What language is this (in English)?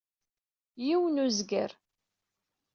Kabyle